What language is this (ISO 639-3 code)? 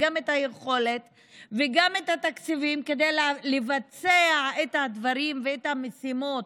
heb